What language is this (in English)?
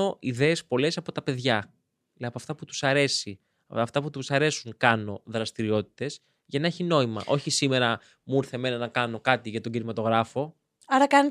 Greek